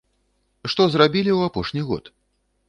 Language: Belarusian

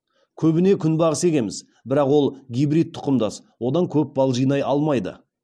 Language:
Kazakh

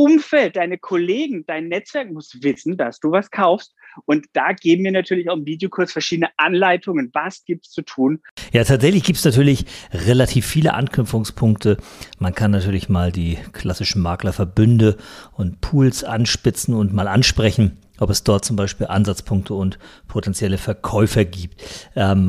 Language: German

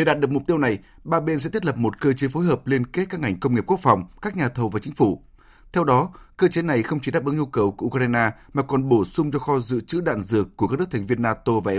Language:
Vietnamese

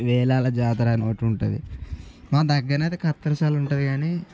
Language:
Telugu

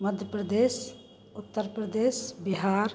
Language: Hindi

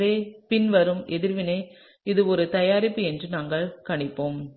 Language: Tamil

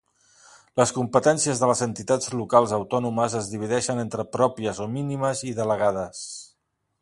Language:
Catalan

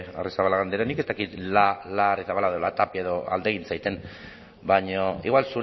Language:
Basque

